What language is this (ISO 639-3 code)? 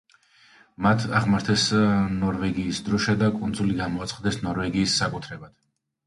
kat